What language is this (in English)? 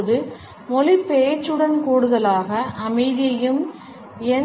Tamil